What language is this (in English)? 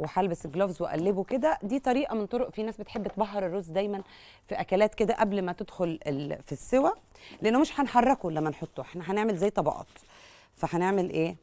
Arabic